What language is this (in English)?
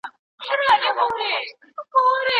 Pashto